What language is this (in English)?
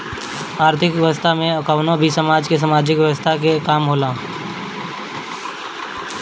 Bhojpuri